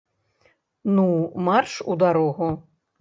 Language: Belarusian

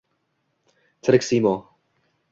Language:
Uzbek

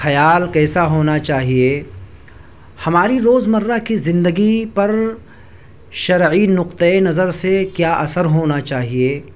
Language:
Urdu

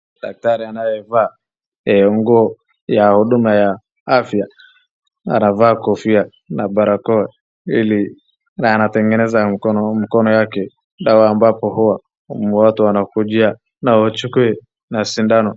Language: Swahili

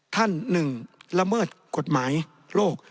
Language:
Thai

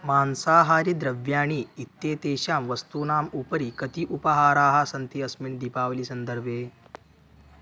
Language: Sanskrit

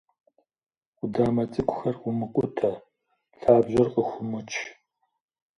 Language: Kabardian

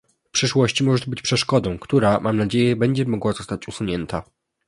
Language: Polish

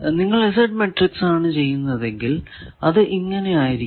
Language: Malayalam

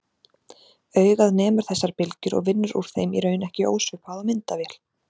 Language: Icelandic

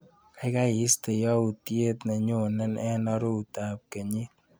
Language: Kalenjin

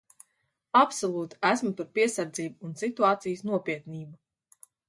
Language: Latvian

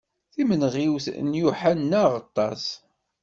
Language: Kabyle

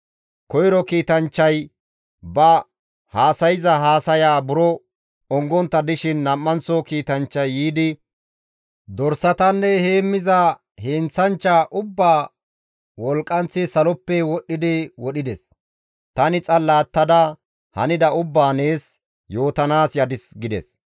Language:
Gamo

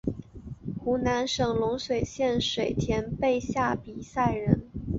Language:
Chinese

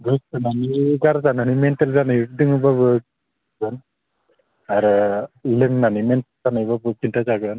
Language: Bodo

